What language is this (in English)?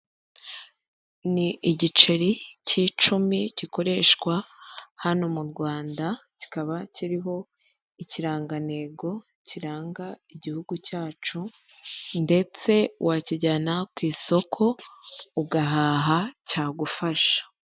Kinyarwanda